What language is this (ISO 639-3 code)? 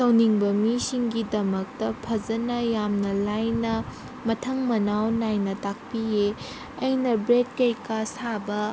mni